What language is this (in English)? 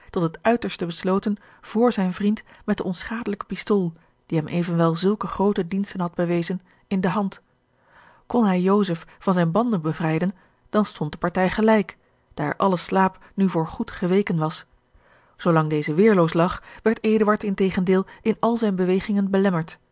Dutch